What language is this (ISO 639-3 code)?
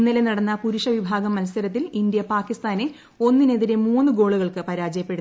mal